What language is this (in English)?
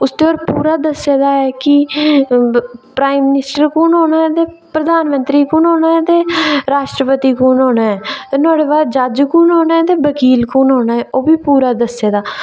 Dogri